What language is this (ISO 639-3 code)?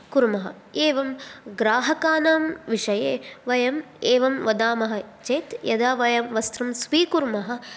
san